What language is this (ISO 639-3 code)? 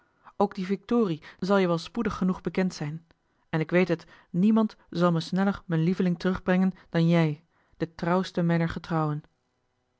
nld